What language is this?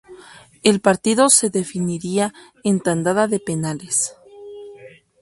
Spanish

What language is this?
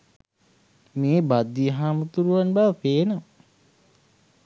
Sinhala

